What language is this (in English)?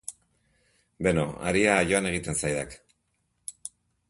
Basque